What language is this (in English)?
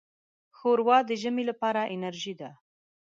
Pashto